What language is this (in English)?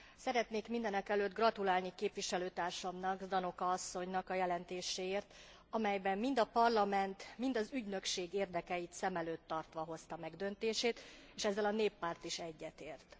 Hungarian